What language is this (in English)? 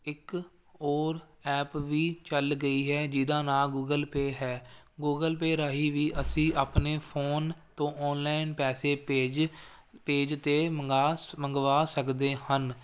Punjabi